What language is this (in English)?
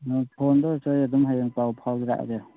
Manipuri